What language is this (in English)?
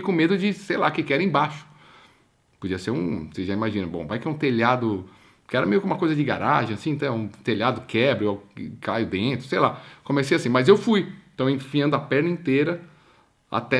Portuguese